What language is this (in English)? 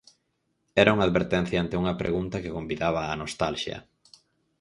Galician